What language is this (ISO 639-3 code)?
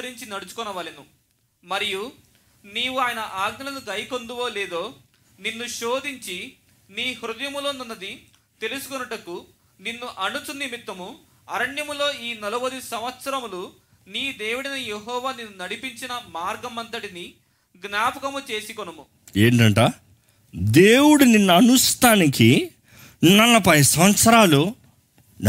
tel